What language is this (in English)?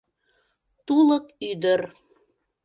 Mari